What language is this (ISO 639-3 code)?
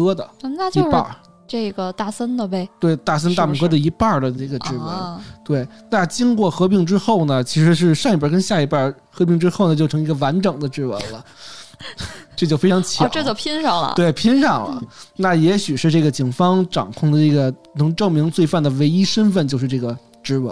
zho